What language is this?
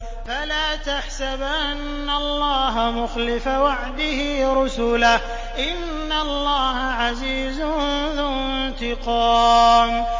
Arabic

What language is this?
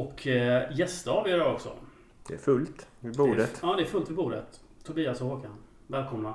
Swedish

